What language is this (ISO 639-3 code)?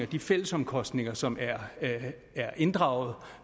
dan